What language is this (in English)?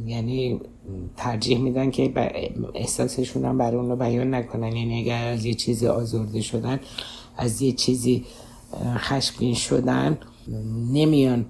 Persian